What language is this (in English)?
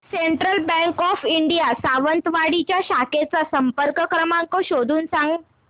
Marathi